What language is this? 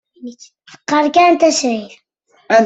Kabyle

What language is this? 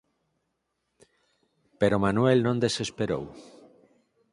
Galician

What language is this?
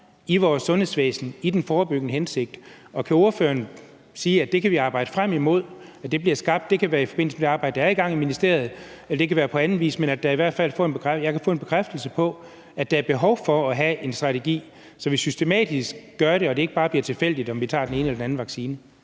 Danish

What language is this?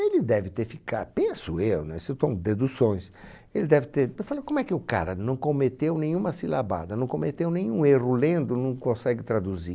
Portuguese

